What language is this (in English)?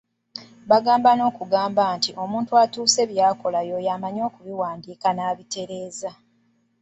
Ganda